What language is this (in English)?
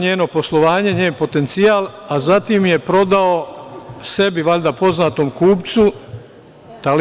Serbian